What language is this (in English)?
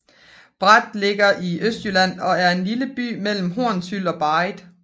Danish